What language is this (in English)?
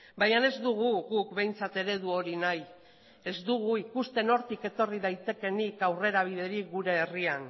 Basque